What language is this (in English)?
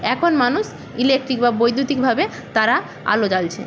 Bangla